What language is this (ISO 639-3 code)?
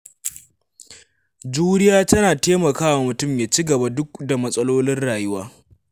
hau